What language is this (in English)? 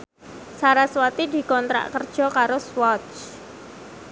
Javanese